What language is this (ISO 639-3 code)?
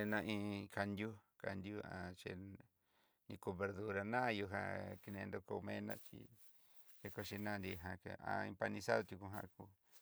mxy